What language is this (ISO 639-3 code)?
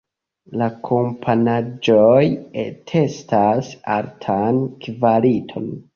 epo